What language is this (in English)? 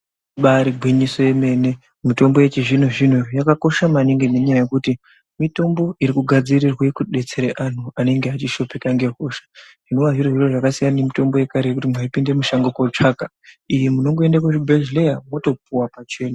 Ndau